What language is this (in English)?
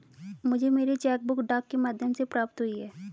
Hindi